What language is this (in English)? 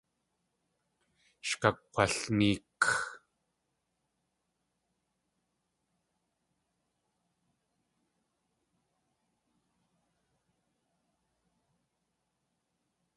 Tlingit